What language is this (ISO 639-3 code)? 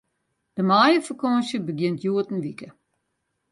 fry